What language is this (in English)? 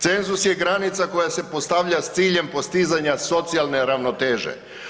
Croatian